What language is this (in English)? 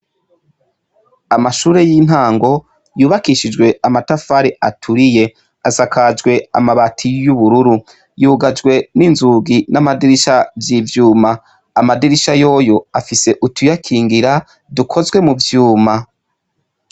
Rundi